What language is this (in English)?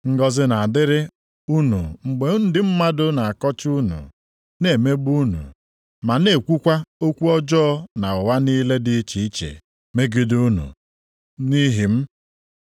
Igbo